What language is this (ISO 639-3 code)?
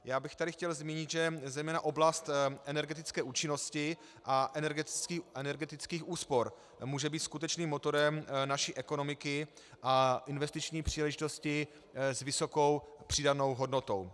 ces